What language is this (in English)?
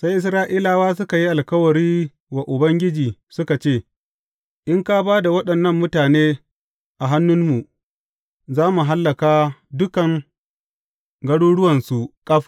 Hausa